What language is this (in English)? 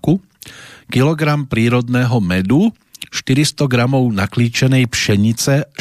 Slovak